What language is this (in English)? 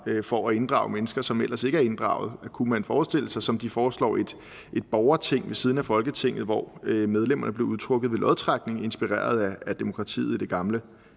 Danish